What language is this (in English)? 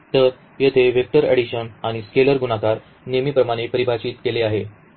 Marathi